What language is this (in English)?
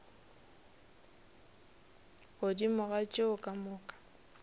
Northern Sotho